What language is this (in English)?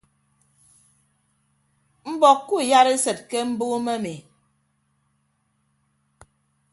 Ibibio